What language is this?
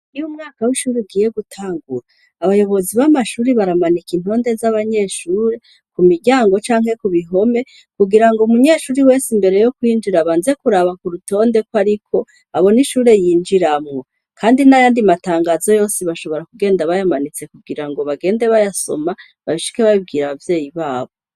Rundi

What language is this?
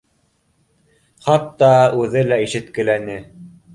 Bashkir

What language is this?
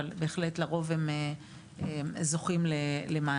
Hebrew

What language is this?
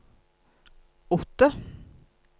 Norwegian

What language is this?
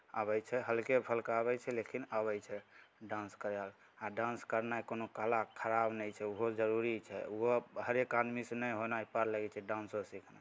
Maithili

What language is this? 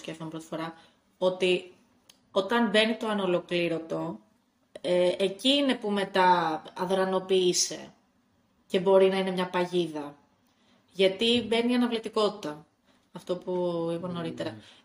Greek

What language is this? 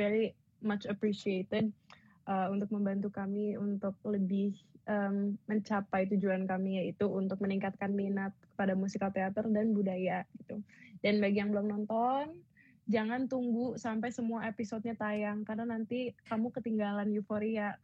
Indonesian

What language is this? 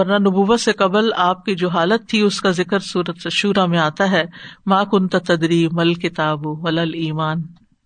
Urdu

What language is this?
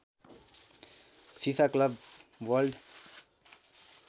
Nepali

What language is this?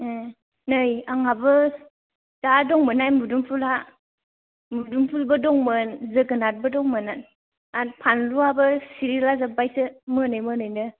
Bodo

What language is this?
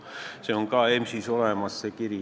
Estonian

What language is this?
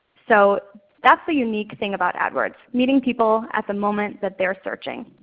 English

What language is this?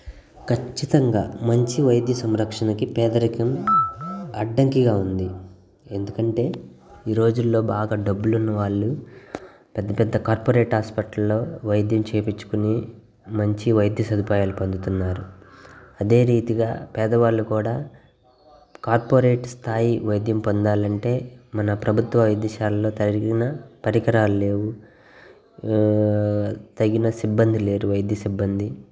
Telugu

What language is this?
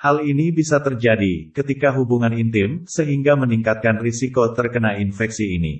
Indonesian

